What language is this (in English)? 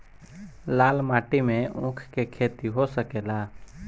Bhojpuri